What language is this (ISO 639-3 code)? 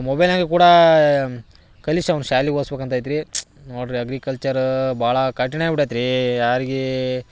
kan